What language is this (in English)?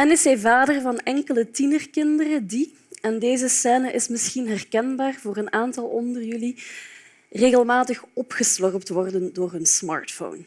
Dutch